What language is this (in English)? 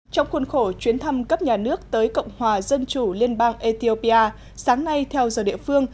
Vietnamese